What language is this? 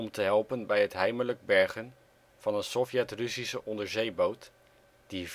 Dutch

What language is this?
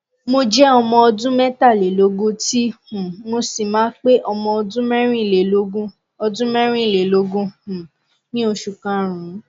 Yoruba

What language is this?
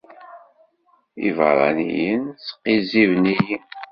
Kabyle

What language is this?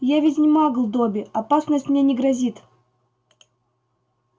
Russian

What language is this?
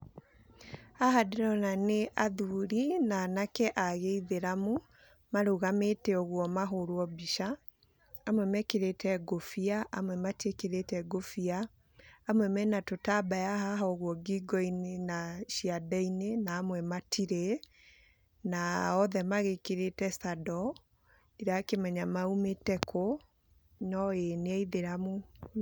Kikuyu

